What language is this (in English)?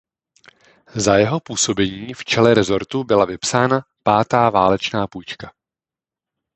Czech